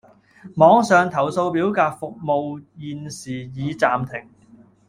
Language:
Cantonese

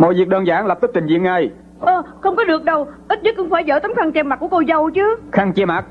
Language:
Vietnamese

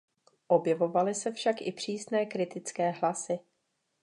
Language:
Czech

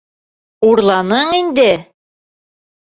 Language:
Bashkir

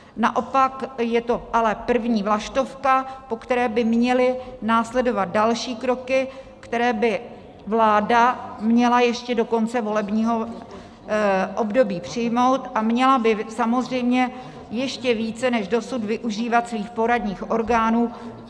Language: Czech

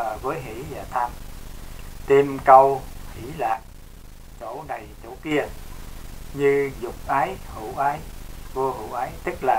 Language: Vietnamese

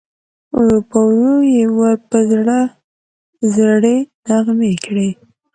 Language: Pashto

